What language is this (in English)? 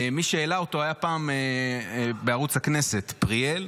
Hebrew